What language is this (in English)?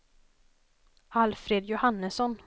Swedish